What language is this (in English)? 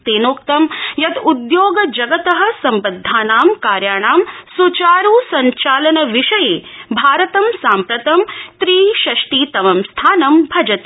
Sanskrit